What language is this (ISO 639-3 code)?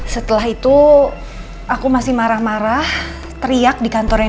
ind